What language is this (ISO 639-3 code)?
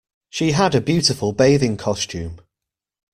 eng